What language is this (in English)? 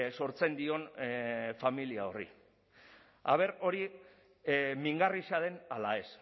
Basque